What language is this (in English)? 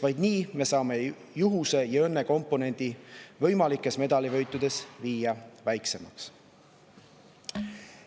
Estonian